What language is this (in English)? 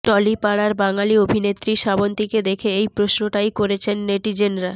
Bangla